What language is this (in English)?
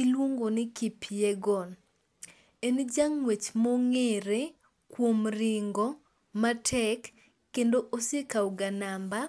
Luo (Kenya and Tanzania)